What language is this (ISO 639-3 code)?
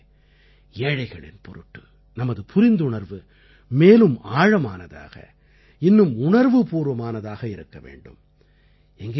tam